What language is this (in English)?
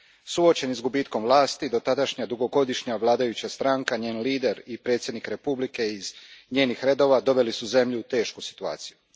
Croatian